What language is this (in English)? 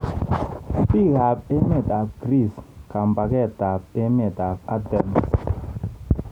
Kalenjin